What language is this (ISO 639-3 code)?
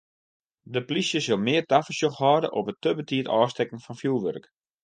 fry